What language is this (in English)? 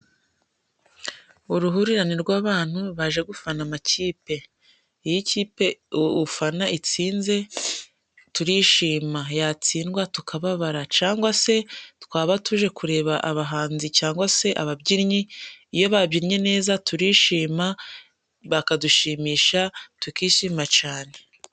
Kinyarwanda